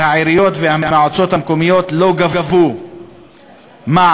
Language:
Hebrew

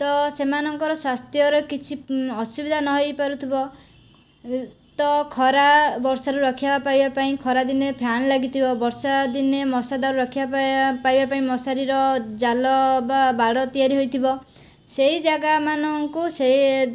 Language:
Odia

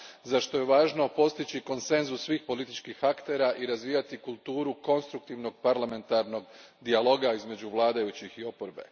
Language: Croatian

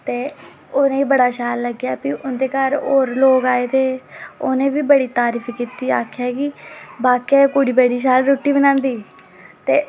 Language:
Dogri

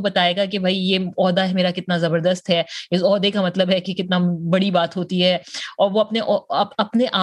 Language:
Urdu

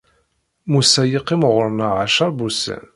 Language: Kabyle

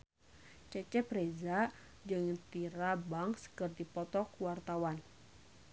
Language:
Sundanese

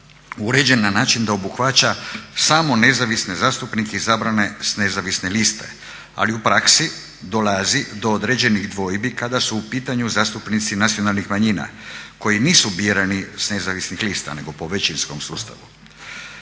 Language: Croatian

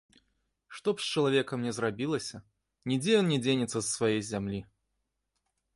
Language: Belarusian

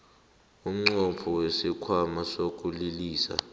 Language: South Ndebele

